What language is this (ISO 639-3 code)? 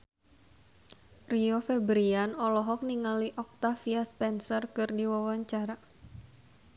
sun